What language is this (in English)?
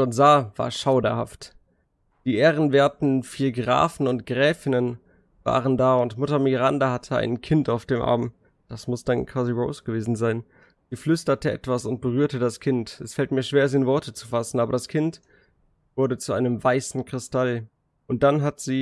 German